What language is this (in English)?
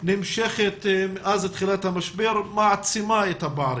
Hebrew